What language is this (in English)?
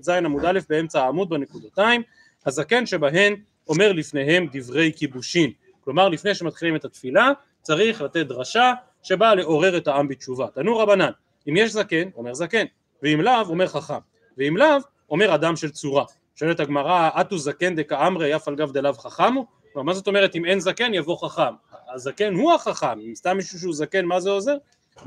Hebrew